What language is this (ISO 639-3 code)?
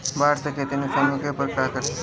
bho